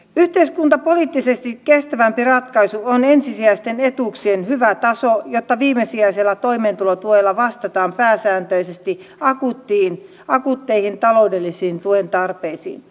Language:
Finnish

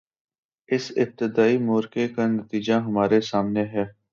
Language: Urdu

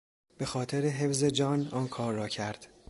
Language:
Persian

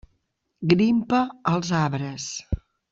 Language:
Catalan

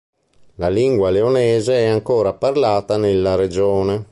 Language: Italian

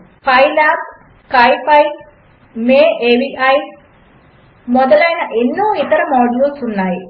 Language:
Telugu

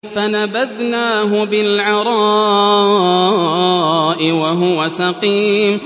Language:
Arabic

